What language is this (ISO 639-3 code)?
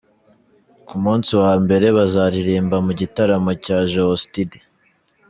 kin